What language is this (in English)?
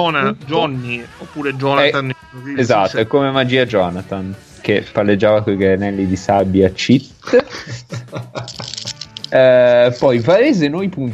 Italian